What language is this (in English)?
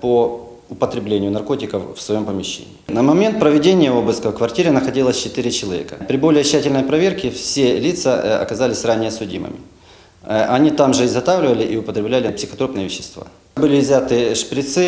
Russian